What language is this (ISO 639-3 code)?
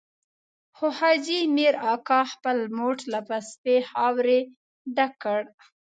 pus